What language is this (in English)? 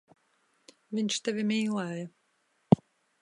Latvian